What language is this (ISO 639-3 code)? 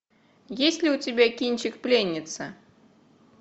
rus